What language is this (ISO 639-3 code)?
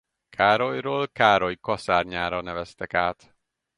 hun